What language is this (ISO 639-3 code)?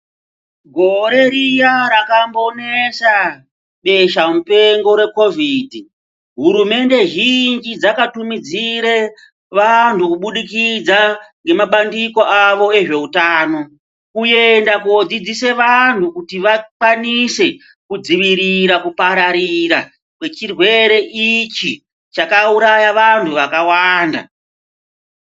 ndc